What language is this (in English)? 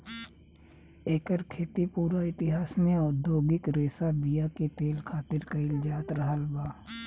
Bhojpuri